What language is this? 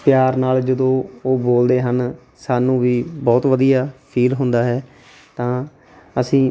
Punjabi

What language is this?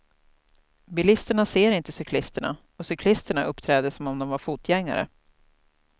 Swedish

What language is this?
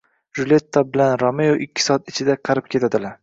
Uzbek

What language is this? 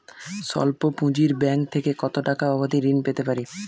Bangla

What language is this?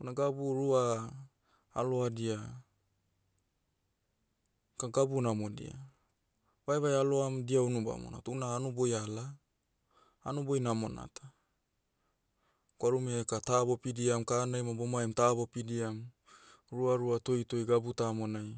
Motu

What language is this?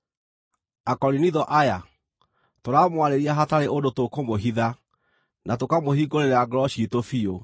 Kikuyu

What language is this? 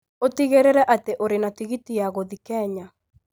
Kikuyu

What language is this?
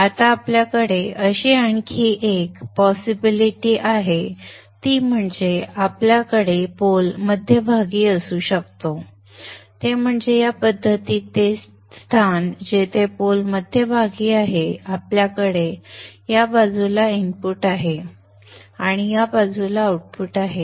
Marathi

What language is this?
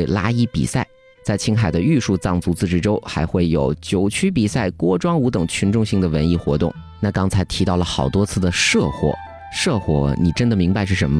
Chinese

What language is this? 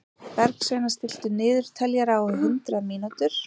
Icelandic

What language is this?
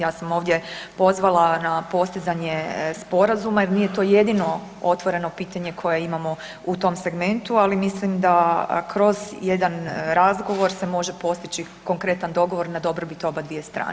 Croatian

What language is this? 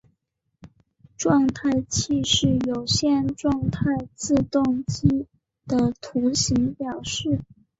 Chinese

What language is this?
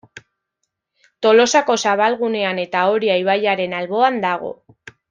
Basque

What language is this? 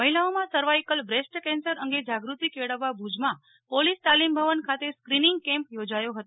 Gujarati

